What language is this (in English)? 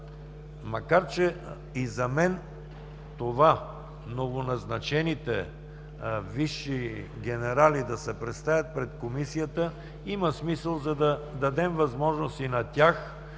Bulgarian